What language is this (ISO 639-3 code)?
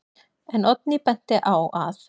isl